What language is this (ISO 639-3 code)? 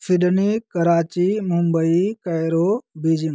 hin